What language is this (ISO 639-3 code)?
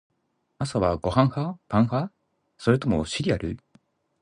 jpn